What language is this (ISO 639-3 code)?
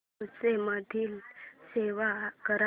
mar